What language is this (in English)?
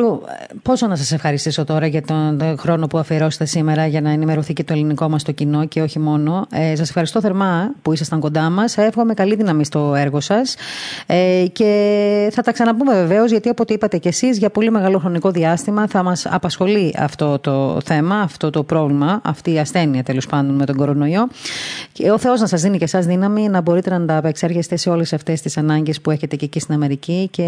Greek